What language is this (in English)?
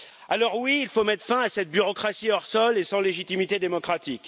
French